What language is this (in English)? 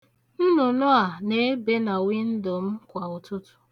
Igbo